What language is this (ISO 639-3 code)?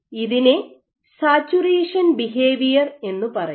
mal